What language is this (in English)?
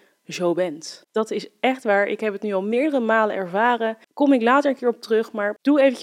Dutch